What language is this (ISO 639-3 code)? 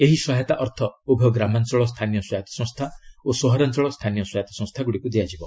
ori